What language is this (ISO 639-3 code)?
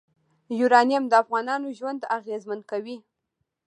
pus